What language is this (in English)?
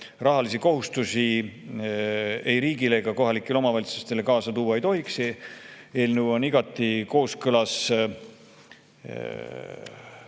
Estonian